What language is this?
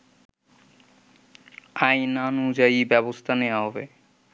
Bangla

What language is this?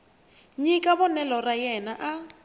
Tsonga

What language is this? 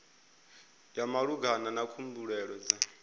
Venda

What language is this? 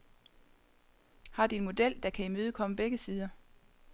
Danish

